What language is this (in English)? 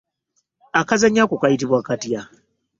Ganda